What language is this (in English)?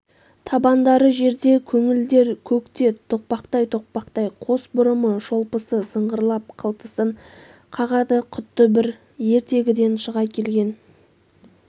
Kazakh